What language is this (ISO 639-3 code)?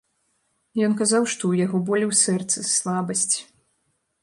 bel